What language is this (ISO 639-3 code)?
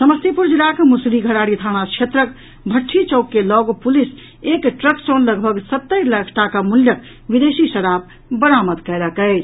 mai